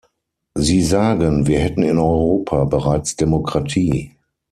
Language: German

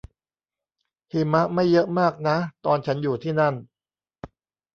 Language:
Thai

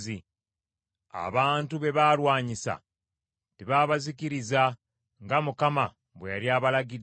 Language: Ganda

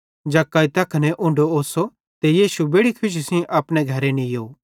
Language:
Bhadrawahi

